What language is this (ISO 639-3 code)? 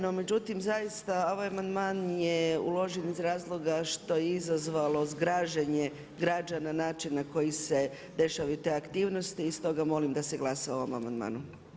hrv